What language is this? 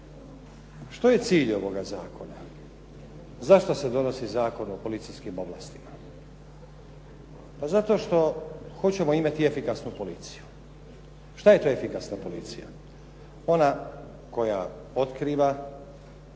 Croatian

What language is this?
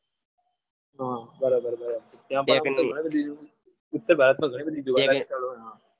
Gujarati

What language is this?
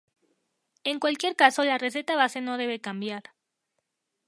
Spanish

